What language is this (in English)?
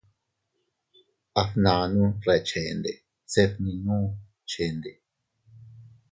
Teutila Cuicatec